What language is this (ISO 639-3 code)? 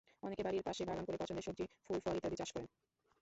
ben